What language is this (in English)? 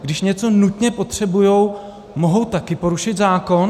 Czech